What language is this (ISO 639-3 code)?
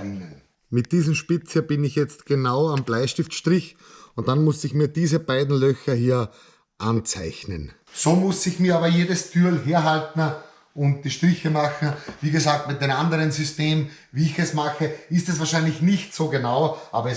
deu